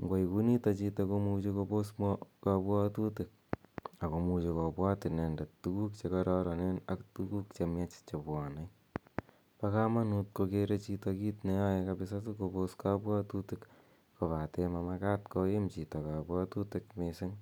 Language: Kalenjin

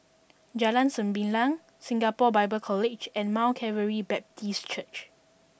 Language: English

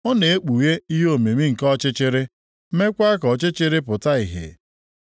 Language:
Igbo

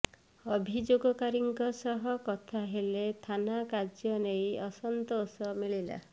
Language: Odia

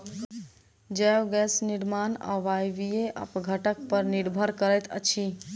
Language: Maithili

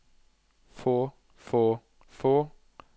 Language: Norwegian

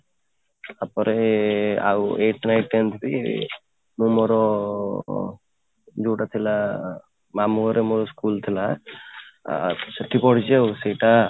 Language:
Odia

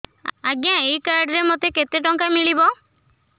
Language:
Odia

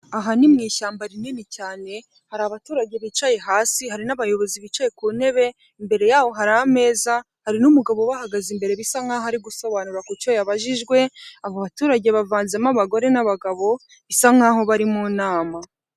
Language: Kinyarwanda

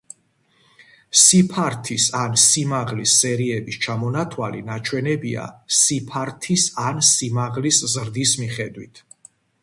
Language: Georgian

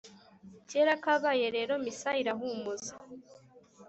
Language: Kinyarwanda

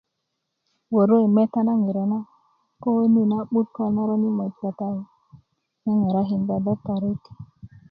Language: Kuku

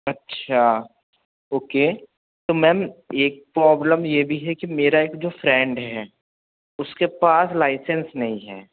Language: Hindi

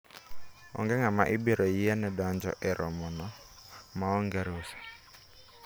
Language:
Luo (Kenya and Tanzania)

